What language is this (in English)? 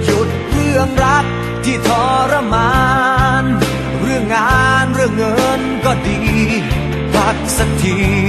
Thai